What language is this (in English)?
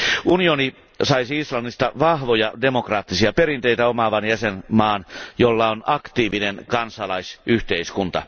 Finnish